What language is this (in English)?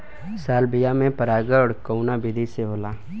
Bhojpuri